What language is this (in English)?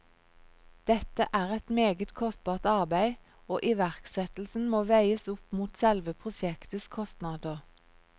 Norwegian